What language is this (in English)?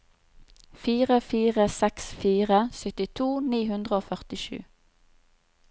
Norwegian